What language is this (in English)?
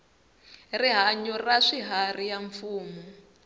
Tsonga